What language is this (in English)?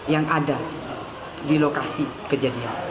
Indonesian